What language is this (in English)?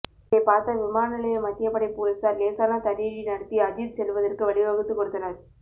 Tamil